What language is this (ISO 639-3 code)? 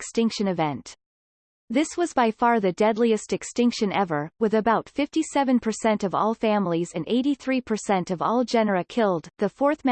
eng